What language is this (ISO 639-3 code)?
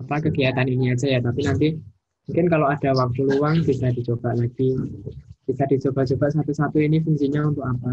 ind